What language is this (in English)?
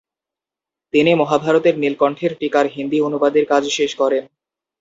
Bangla